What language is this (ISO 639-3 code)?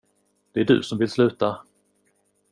swe